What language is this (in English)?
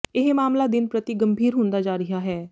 Punjabi